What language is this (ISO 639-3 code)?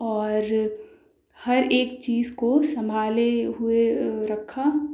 urd